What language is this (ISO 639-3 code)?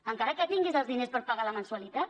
cat